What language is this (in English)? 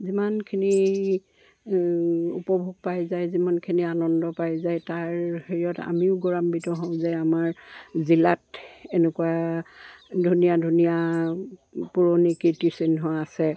Assamese